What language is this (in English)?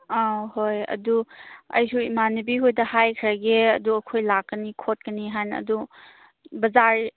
Manipuri